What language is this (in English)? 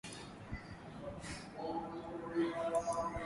Swahili